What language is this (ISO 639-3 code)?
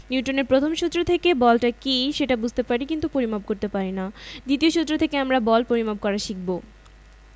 ben